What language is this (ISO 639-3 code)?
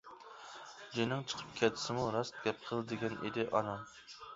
uig